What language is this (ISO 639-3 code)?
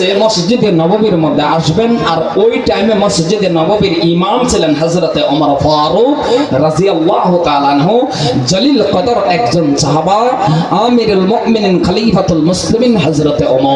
ind